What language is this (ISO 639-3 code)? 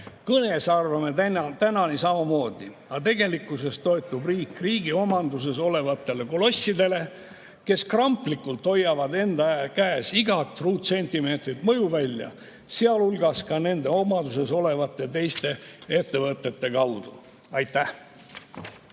est